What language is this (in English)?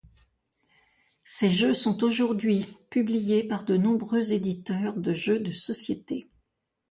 French